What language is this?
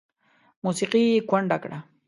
Pashto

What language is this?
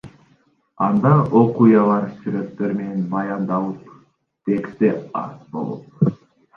Kyrgyz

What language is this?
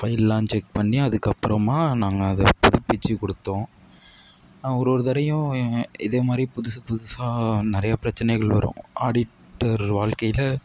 Tamil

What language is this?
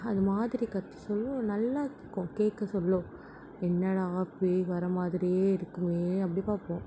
Tamil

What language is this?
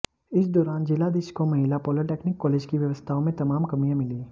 Hindi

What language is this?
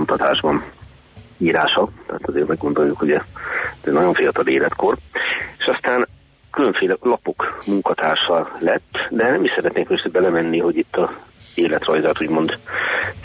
Hungarian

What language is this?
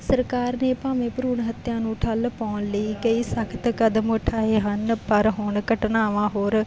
Punjabi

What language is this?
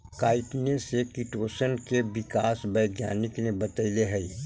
Magahi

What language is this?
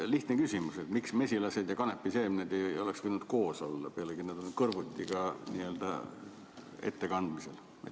Estonian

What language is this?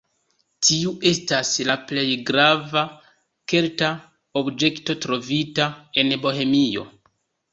Esperanto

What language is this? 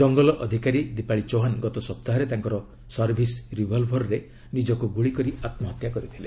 Odia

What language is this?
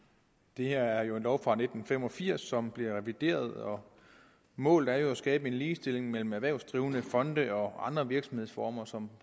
Danish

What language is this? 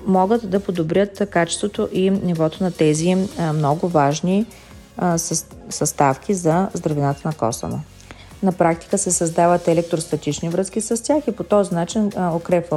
Bulgarian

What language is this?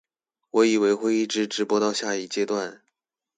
Chinese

